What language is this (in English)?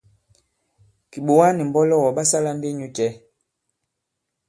Bankon